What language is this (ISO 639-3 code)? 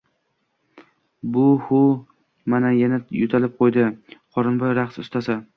uzb